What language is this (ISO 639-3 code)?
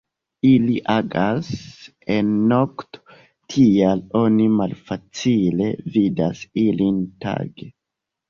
epo